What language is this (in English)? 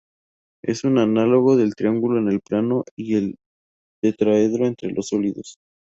Spanish